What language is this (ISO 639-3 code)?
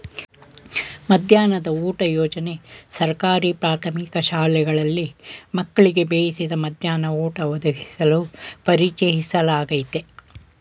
kan